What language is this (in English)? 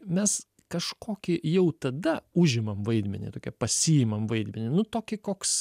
Lithuanian